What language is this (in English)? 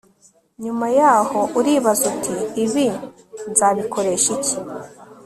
Kinyarwanda